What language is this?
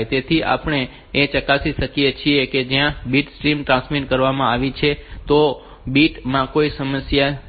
Gujarati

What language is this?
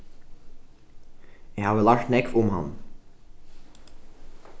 Faroese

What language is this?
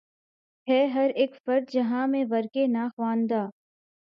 Urdu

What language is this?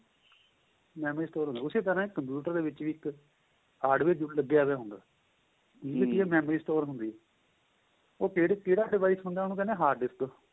Punjabi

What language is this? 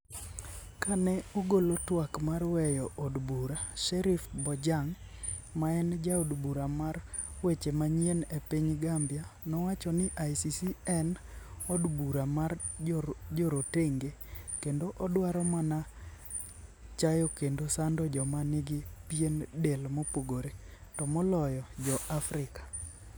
Luo (Kenya and Tanzania)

